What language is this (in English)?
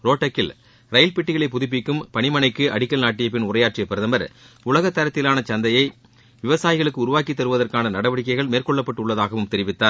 Tamil